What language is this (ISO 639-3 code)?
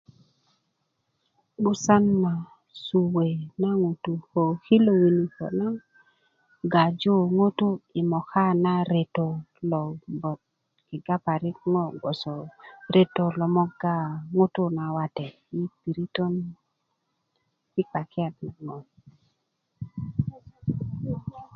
ukv